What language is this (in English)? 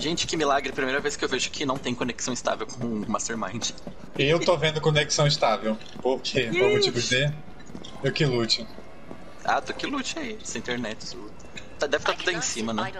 Portuguese